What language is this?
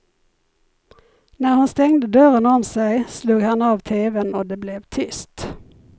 Swedish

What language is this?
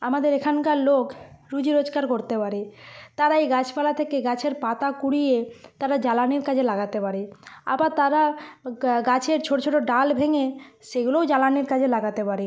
Bangla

